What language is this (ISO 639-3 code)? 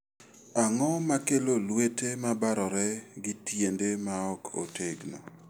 luo